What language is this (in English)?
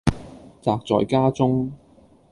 Cantonese